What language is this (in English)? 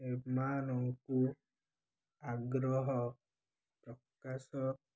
Odia